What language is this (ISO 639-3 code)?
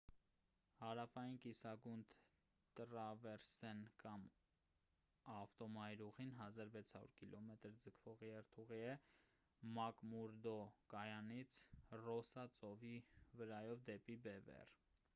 hye